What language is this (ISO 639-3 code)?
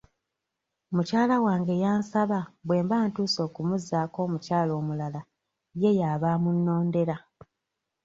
lug